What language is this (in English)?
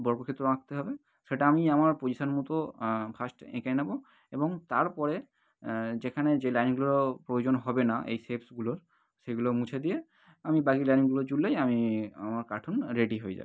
Bangla